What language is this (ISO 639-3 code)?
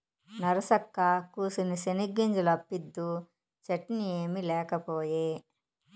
tel